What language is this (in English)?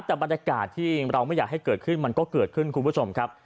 Thai